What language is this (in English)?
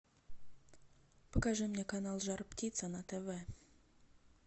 Russian